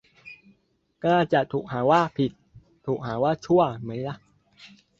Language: Thai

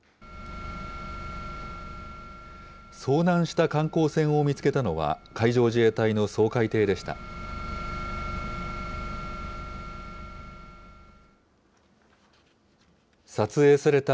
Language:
Japanese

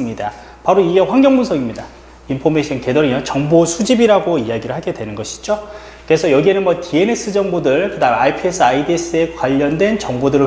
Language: Korean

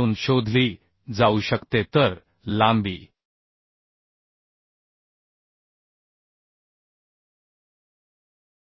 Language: Marathi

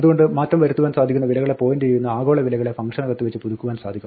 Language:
Malayalam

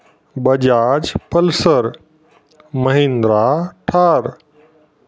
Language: Marathi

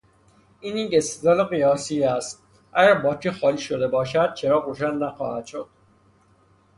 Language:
Persian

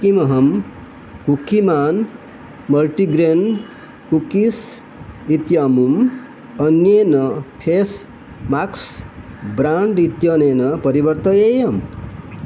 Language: Sanskrit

